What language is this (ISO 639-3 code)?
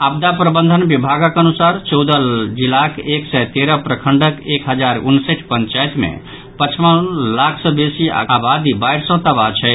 mai